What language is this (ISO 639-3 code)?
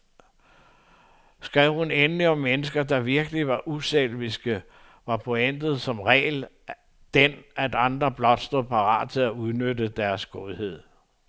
dan